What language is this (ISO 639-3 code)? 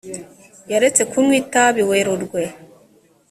kin